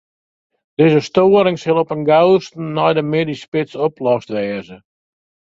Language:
Western Frisian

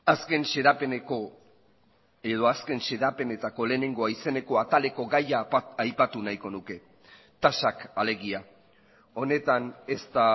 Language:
Basque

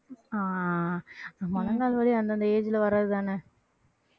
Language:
Tamil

